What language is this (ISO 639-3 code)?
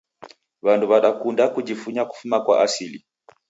dav